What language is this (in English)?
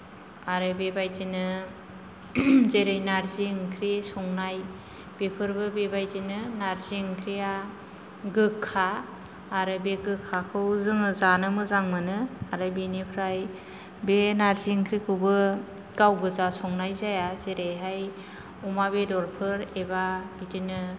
Bodo